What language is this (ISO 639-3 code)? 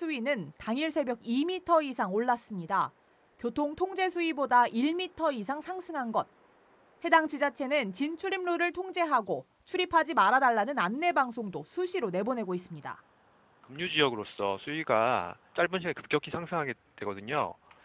kor